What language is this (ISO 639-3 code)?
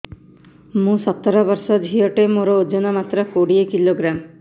ori